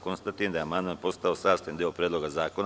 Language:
Serbian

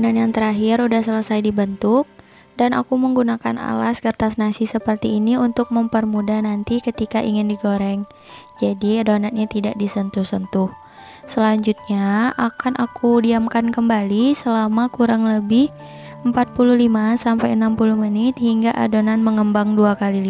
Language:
Indonesian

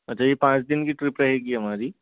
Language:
Hindi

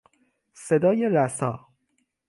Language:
Persian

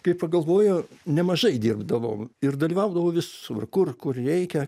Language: Lithuanian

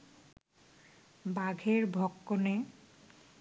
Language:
Bangla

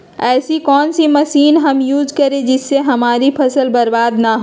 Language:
Magahi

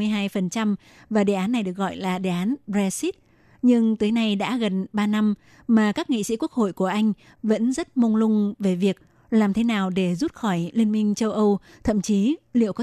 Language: Vietnamese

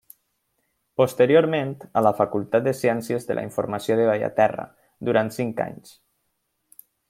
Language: Catalan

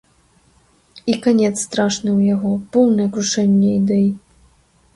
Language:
Belarusian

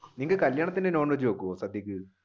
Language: Malayalam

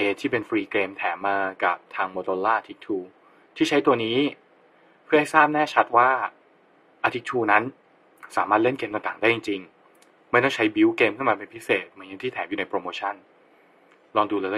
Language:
Thai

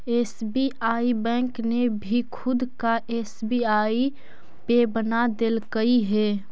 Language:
Magahi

